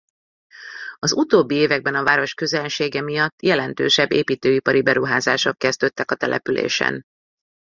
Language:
Hungarian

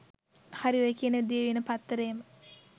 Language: Sinhala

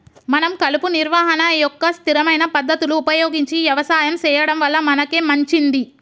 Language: Telugu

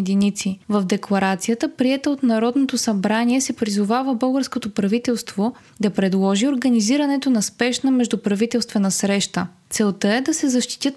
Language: Bulgarian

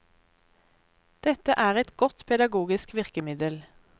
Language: Norwegian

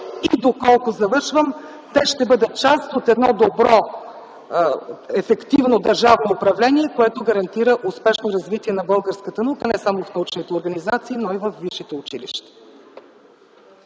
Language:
Bulgarian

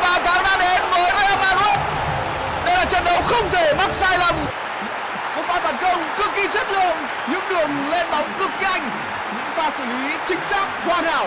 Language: Vietnamese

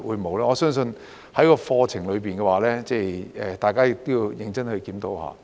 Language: Cantonese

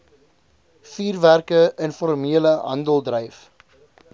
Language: Afrikaans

